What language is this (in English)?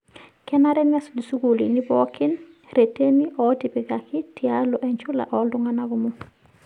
Masai